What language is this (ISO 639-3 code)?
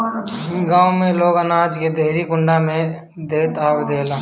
bho